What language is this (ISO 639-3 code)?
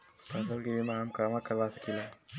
bho